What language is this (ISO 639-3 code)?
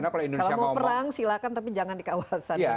ind